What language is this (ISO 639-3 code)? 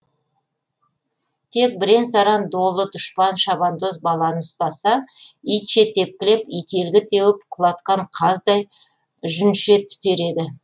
kaz